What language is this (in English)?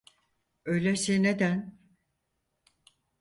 Turkish